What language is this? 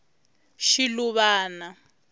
Tsonga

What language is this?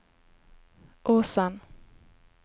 Norwegian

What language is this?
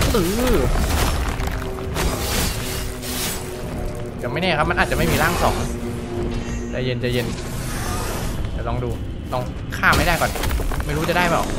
Thai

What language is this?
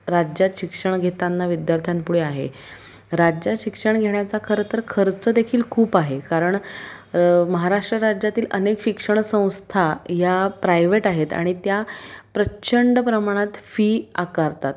Marathi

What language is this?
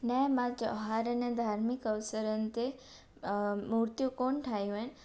Sindhi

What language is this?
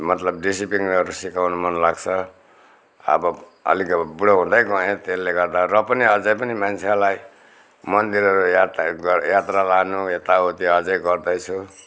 Nepali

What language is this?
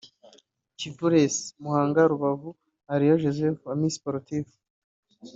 Kinyarwanda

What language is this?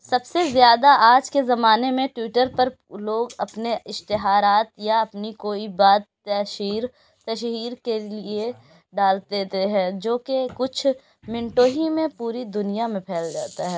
Urdu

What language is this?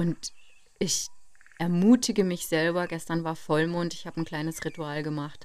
German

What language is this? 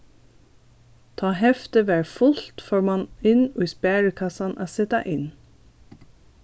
Faroese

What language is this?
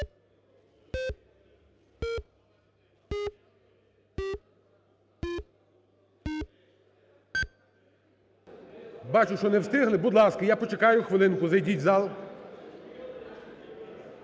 Ukrainian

